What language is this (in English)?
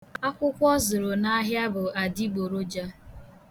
Igbo